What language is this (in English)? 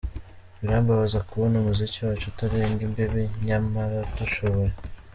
Kinyarwanda